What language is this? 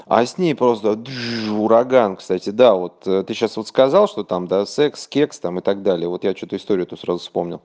Russian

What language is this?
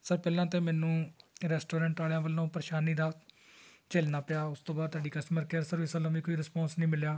Punjabi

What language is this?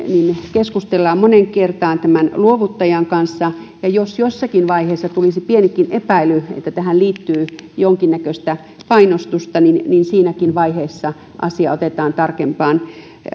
Finnish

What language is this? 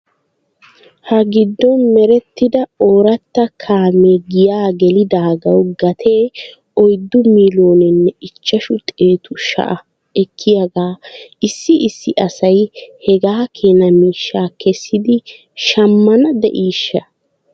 Wolaytta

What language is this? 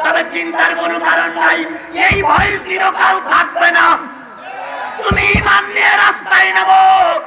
Indonesian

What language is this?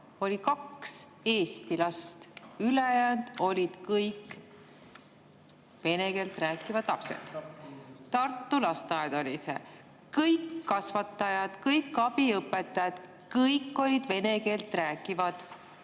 Estonian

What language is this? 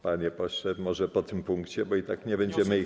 Polish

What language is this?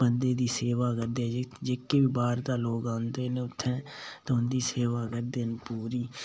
Dogri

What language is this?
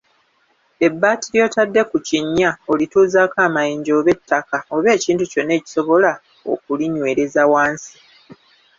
Ganda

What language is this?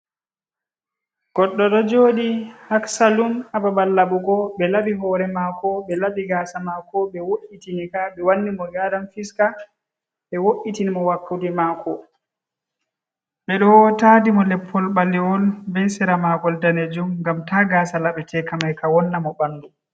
Fula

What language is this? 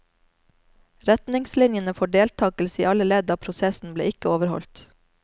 Norwegian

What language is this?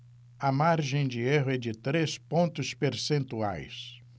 Portuguese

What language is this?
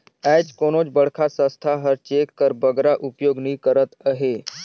Chhattisgarhi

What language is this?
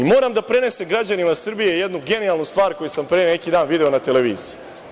Serbian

